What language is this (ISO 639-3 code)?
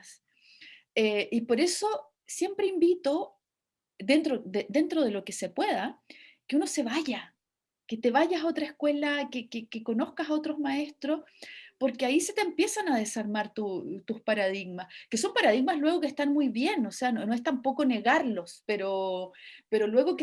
spa